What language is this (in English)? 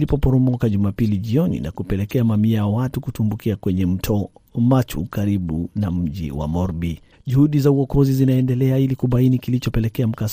Swahili